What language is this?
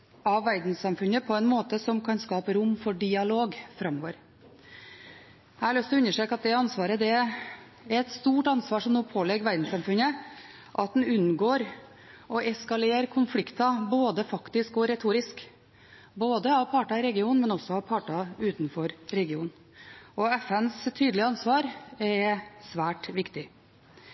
Norwegian Bokmål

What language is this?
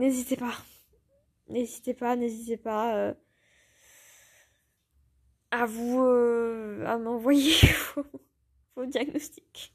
French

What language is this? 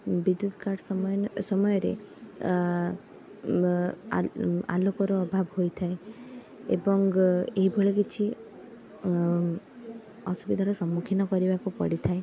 Odia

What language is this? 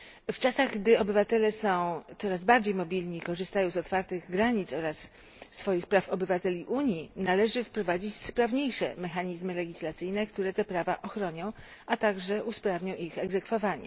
Polish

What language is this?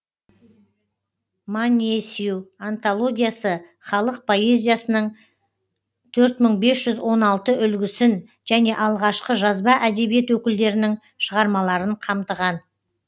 Kazakh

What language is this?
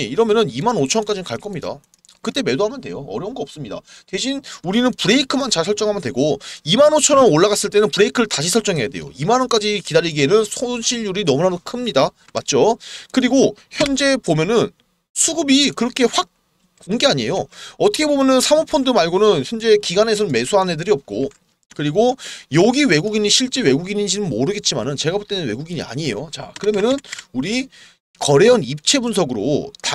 Korean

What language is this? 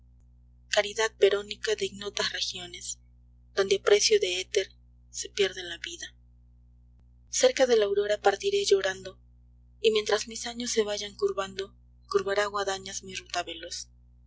Spanish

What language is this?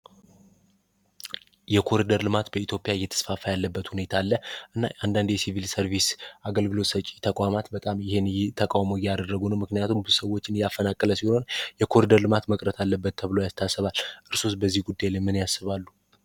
Amharic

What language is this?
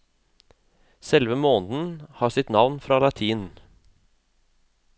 Norwegian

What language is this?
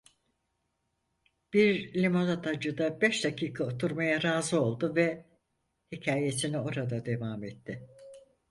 Turkish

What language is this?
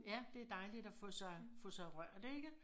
Danish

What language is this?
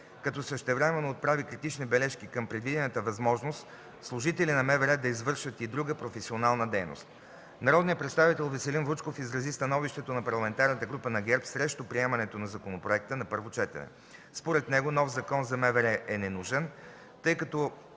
Bulgarian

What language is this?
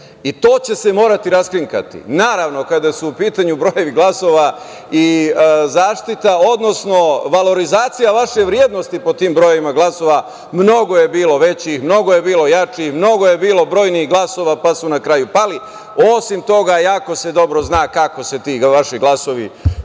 Serbian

